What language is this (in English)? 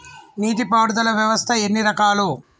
Telugu